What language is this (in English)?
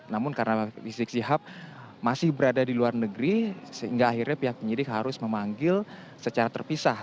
Indonesian